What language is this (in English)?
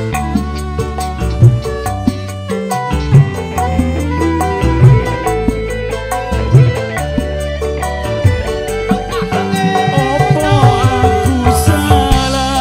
Indonesian